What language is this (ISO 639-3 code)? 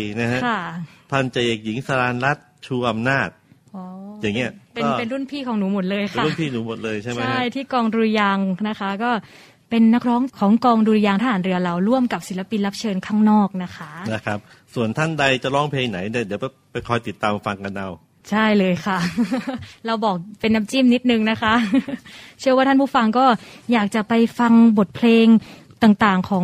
tha